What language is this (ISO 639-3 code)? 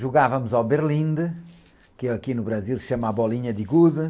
por